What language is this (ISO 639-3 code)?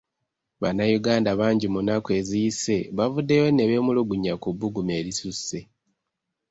lug